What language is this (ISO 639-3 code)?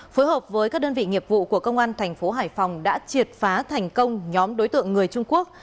vie